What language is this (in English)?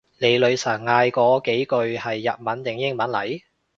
Cantonese